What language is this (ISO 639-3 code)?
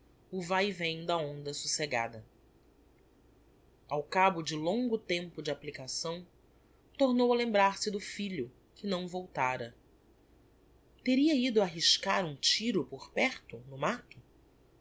por